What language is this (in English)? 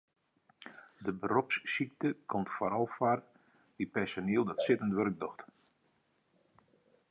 Western Frisian